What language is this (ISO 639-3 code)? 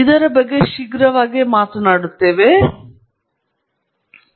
kan